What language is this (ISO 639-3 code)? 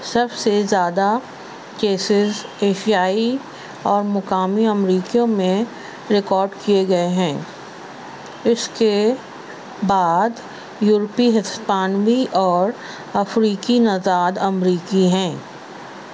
urd